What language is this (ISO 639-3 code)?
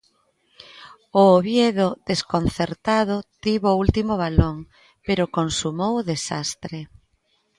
glg